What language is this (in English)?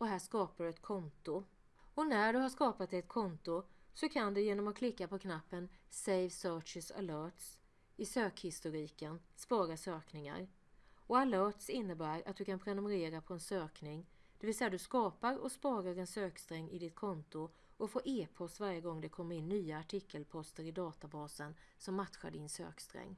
Swedish